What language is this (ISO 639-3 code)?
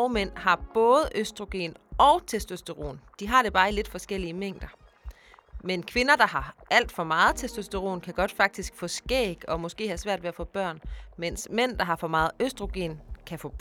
dan